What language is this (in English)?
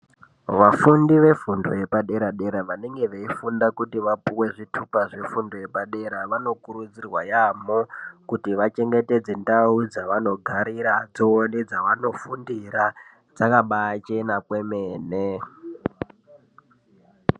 Ndau